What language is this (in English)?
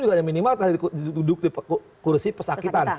Indonesian